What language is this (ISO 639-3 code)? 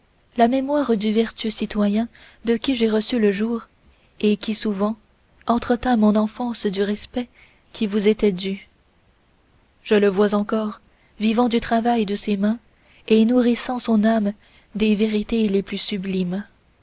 fra